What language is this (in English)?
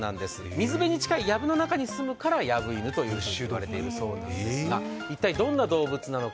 Japanese